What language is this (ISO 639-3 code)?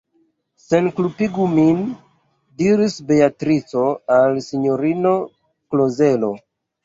epo